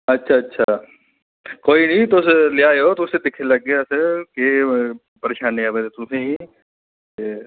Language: Dogri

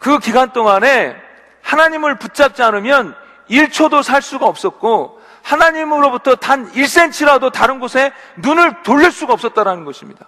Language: Korean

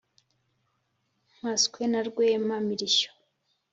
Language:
Kinyarwanda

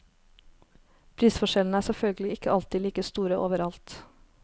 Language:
Norwegian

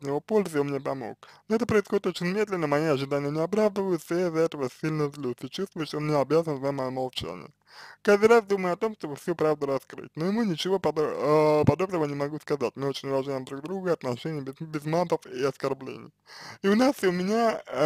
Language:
Russian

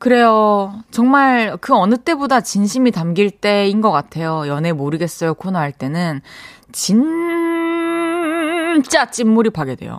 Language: Korean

